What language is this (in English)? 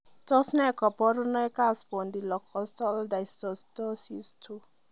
Kalenjin